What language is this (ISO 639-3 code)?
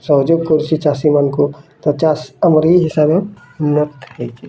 ori